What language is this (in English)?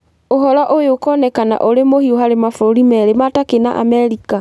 Kikuyu